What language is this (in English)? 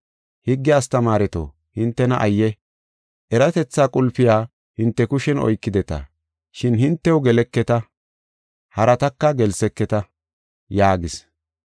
Gofa